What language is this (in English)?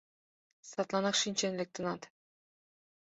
Mari